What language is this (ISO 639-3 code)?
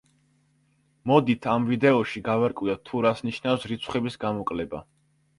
kat